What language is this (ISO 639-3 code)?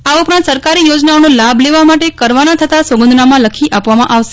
guj